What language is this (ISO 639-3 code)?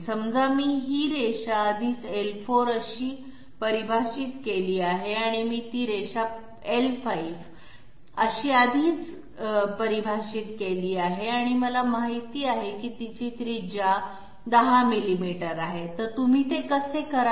mar